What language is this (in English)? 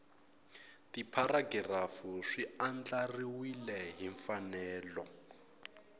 Tsonga